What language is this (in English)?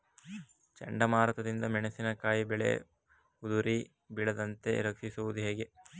Kannada